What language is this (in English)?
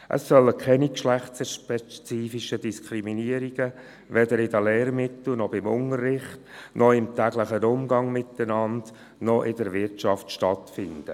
Swiss German